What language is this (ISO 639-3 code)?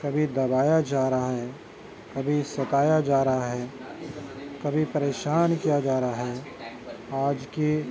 urd